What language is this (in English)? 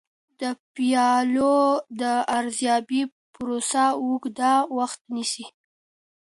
Pashto